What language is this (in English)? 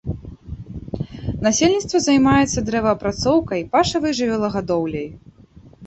Belarusian